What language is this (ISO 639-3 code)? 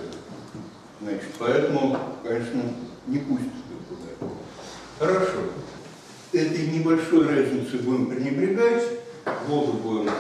rus